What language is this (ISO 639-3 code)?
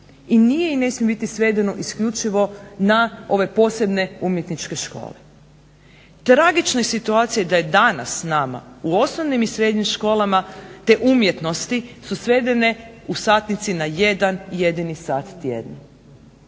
hrv